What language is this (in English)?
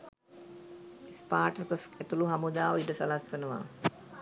Sinhala